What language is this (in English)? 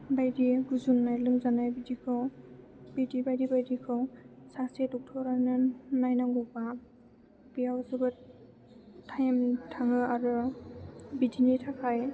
Bodo